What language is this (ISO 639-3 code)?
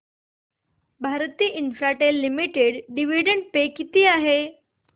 mar